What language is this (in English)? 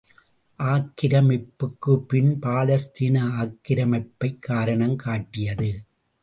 Tamil